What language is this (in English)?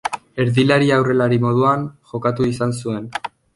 Basque